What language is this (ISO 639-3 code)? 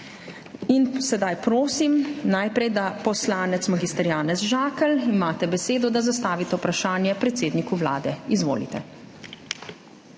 slv